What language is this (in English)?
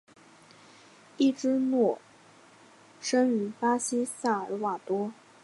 Chinese